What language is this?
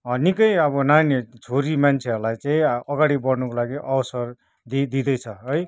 Nepali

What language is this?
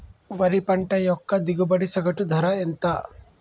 Telugu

